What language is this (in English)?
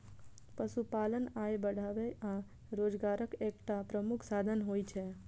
Maithili